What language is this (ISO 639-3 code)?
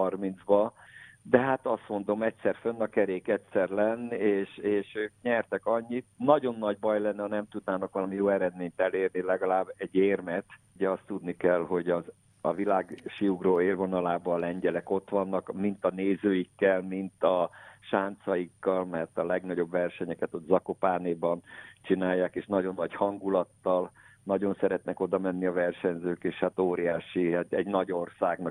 hun